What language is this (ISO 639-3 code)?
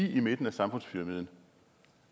dan